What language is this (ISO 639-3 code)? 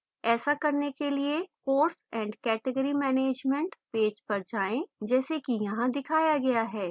hin